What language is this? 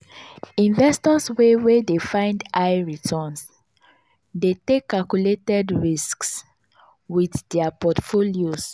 Nigerian Pidgin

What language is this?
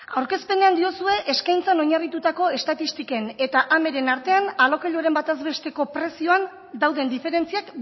Basque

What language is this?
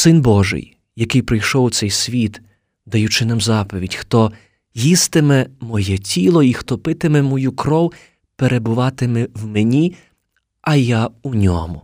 Ukrainian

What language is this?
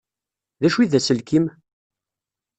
Kabyle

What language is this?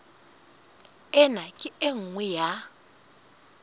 Southern Sotho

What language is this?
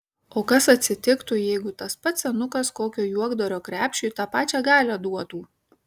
Lithuanian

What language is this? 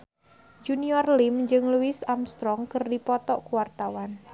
Sundanese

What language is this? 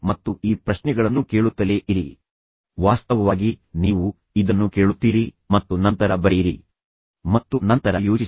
Kannada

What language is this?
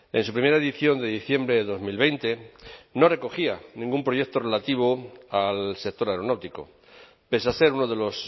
Spanish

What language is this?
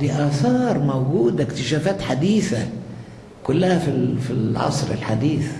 Arabic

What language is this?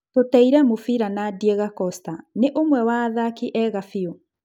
Kikuyu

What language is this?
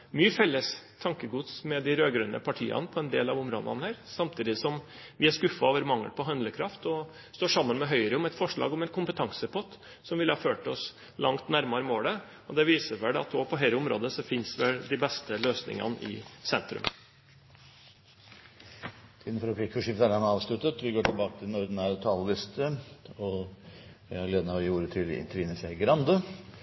Norwegian Bokmål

